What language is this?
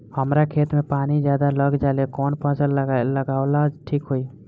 Bhojpuri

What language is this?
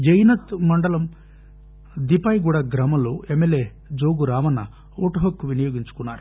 Telugu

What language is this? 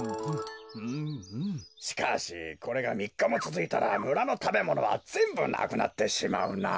Japanese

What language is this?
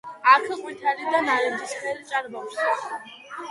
Georgian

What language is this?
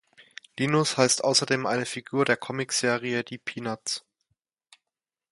German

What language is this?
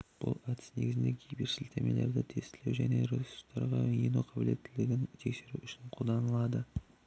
Kazakh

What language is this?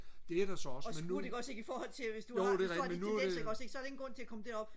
Danish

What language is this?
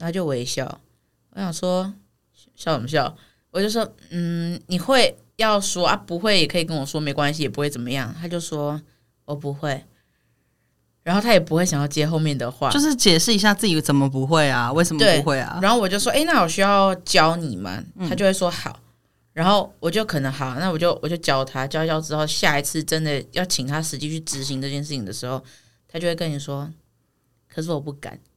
Chinese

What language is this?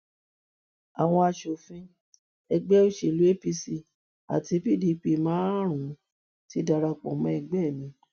Yoruba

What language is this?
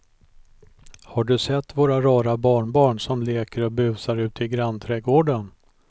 Swedish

